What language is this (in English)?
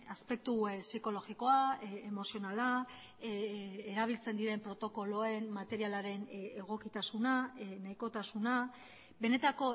Basque